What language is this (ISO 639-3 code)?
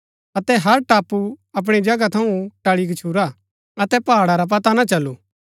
gbk